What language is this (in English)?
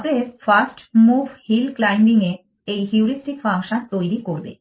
Bangla